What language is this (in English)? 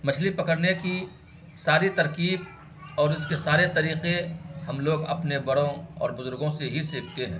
Urdu